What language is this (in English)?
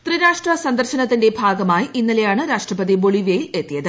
Malayalam